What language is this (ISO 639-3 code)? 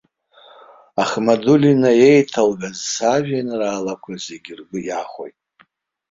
abk